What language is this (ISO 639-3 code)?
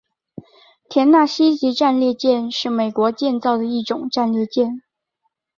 zho